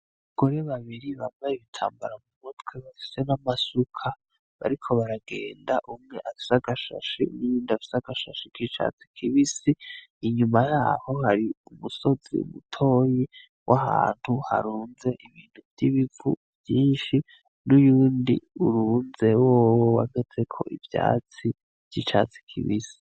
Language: Rundi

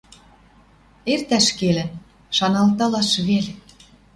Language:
Western Mari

